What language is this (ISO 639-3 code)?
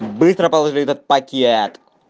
rus